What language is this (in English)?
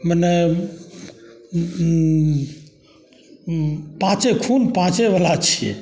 Maithili